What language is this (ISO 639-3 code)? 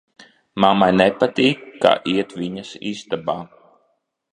lav